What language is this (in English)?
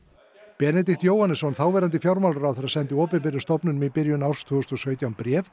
Icelandic